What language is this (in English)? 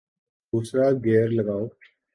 Urdu